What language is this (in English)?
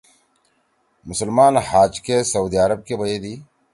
Torwali